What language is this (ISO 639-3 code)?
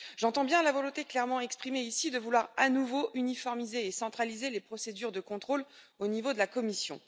fra